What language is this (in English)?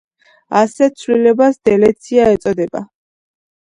Georgian